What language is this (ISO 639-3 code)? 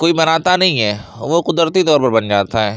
urd